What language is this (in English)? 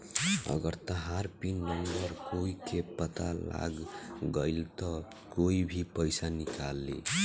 Bhojpuri